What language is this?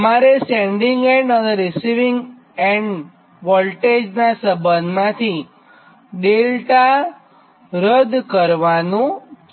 Gujarati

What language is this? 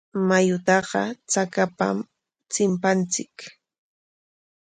Corongo Ancash Quechua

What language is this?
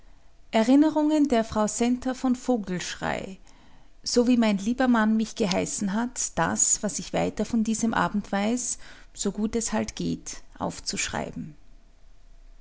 German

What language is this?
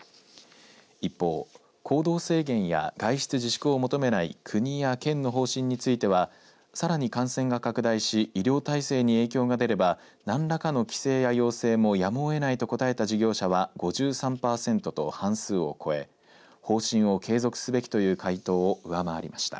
Japanese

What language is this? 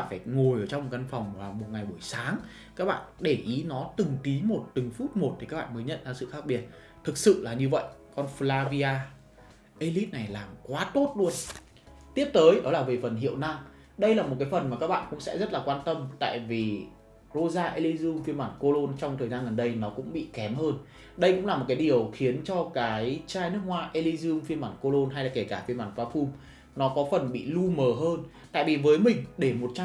Vietnamese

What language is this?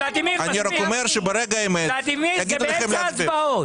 Hebrew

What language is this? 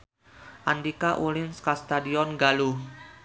Sundanese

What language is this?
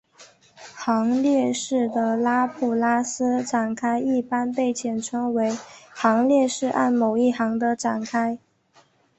Chinese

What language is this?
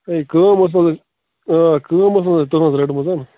Kashmiri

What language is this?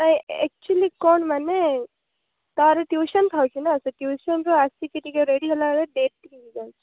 Odia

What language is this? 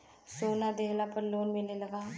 Bhojpuri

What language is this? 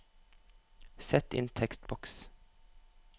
Norwegian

